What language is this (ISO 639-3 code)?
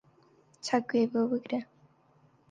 ckb